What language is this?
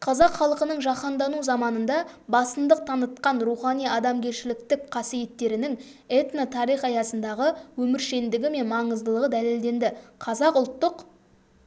Kazakh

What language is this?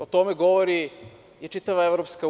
Serbian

